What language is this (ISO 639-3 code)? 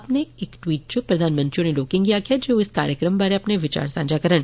doi